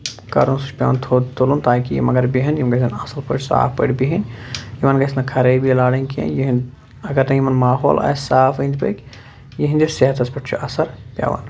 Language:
Kashmiri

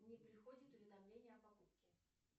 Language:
Russian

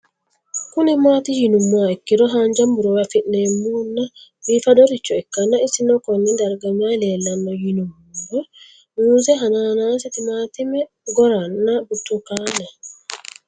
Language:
Sidamo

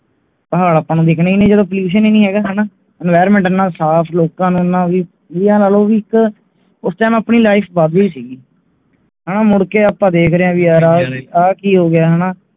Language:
Punjabi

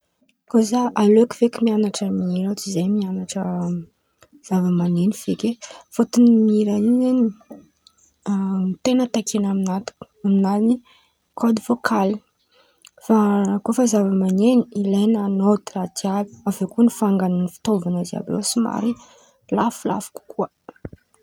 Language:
Antankarana Malagasy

